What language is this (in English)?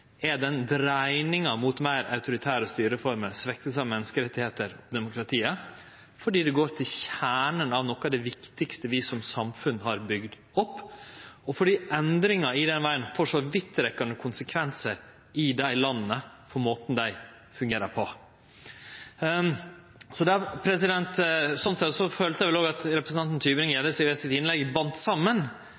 Norwegian Nynorsk